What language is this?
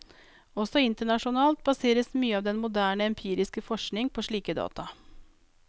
Norwegian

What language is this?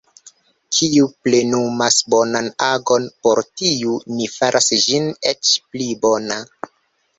Esperanto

